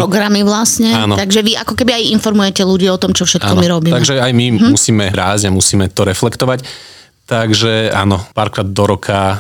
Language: Slovak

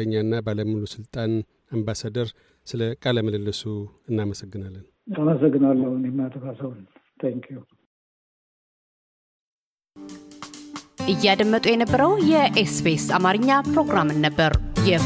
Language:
Amharic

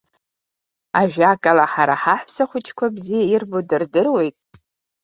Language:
Abkhazian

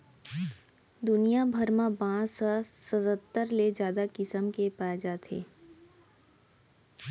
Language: Chhattisgarhi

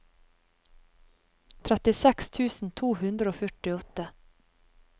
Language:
Norwegian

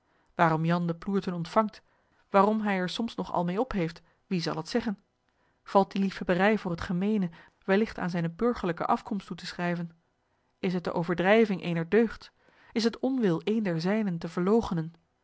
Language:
Dutch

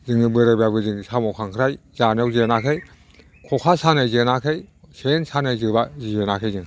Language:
Bodo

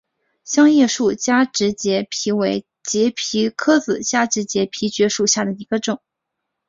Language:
Chinese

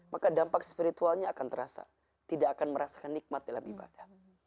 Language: Indonesian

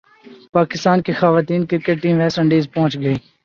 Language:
Urdu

